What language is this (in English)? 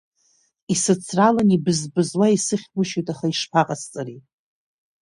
Abkhazian